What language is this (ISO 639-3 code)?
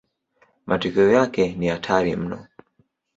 swa